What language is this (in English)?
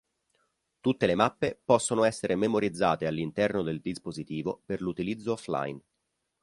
Italian